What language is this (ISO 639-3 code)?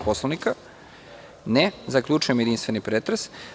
srp